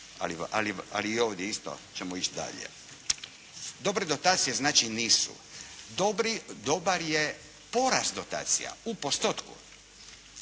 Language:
Croatian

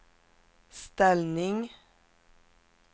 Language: Swedish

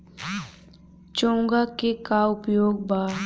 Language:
Bhojpuri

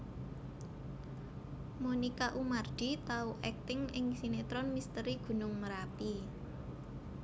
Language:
Javanese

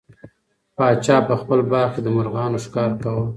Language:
Pashto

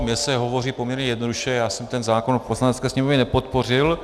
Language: Czech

